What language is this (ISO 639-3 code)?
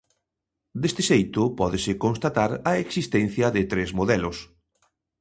glg